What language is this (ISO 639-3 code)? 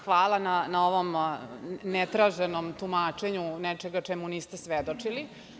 srp